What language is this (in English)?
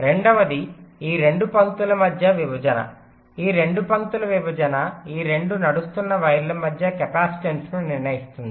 Telugu